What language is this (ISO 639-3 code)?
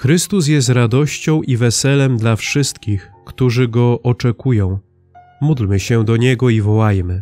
pol